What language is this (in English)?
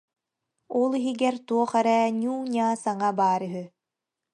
Yakut